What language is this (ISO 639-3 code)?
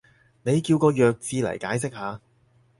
yue